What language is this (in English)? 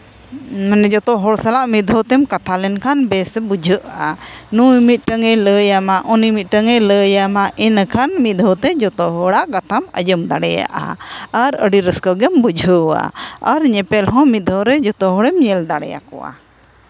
Santali